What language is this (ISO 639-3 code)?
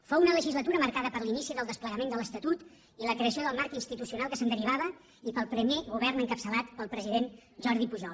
cat